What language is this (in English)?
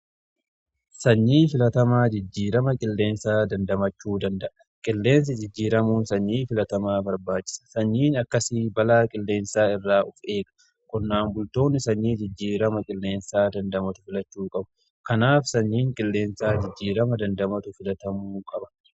Oromo